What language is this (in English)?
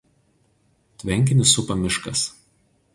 Lithuanian